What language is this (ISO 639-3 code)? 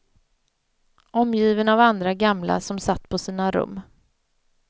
swe